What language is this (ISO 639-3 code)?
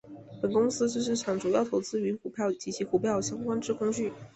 zho